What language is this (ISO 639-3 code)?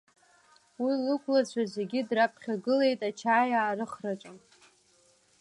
abk